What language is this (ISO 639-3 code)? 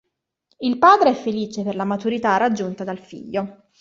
ita